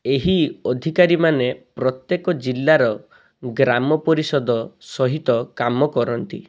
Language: Odia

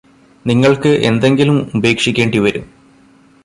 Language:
Malayalam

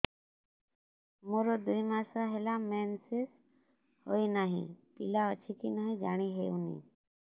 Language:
Odia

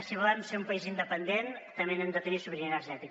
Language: Catalan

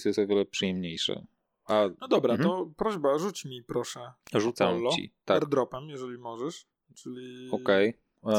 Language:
Polish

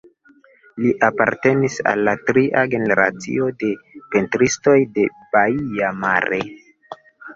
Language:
Esperanto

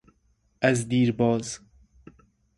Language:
Persian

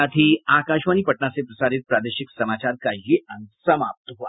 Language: Hindi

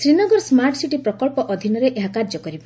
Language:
Odia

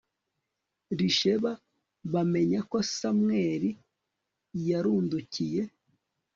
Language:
Kinyarwanda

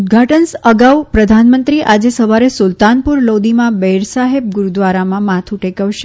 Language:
Gujarati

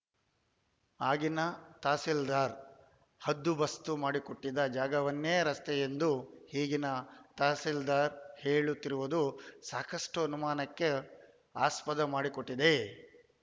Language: Kannada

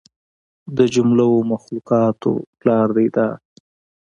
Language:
Pashto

